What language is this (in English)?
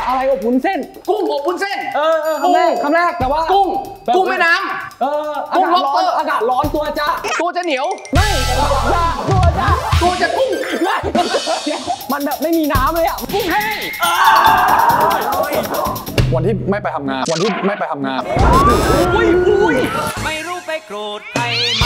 Thai